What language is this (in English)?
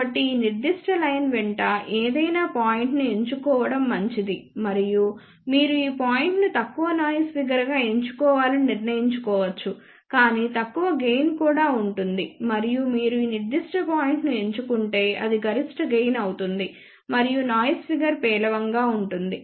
Telugu